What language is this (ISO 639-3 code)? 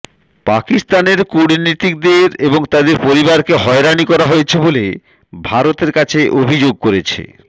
ben